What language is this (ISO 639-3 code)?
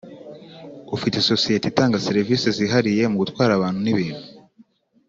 kin